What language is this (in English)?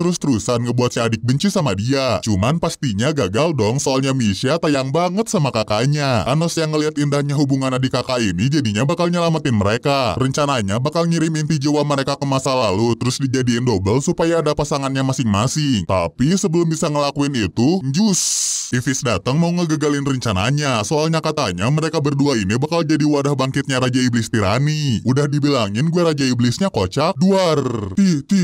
Indonesian